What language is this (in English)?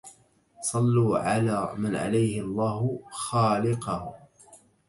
Arabic